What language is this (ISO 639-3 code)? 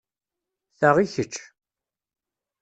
kab